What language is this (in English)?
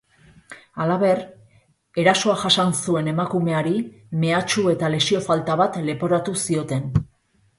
Basque